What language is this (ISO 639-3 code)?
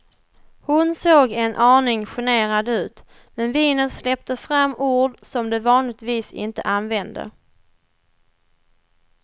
swe